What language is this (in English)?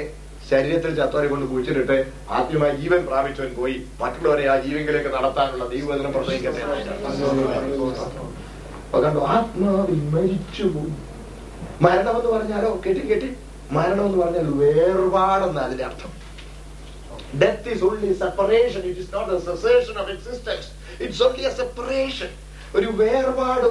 Malayalam